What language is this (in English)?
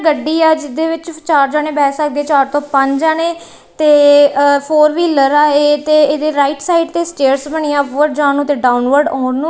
Punjabi